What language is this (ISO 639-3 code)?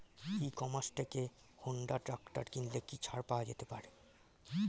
ben